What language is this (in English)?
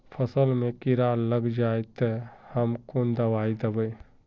Magahi